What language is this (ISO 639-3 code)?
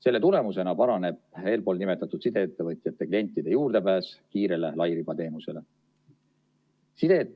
est